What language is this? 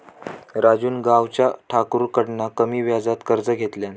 Marathi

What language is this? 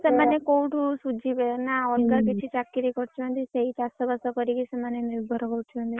Odia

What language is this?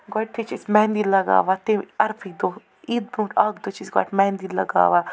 Kashmiri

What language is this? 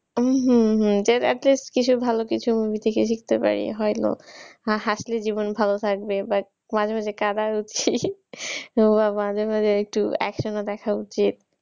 Bangla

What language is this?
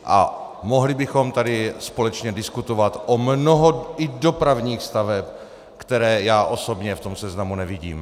Czech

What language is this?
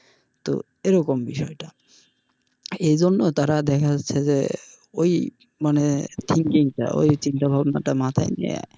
Bangla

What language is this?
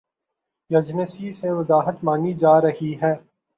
Urdu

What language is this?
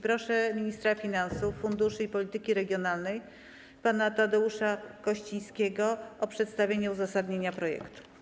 Polish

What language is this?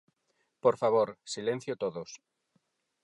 Galician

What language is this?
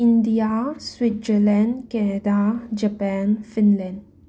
Manipuri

